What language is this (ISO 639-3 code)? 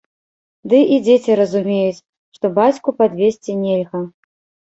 bel